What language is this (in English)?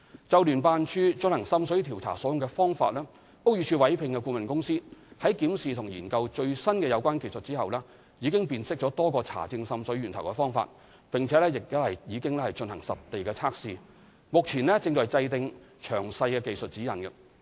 Cantonese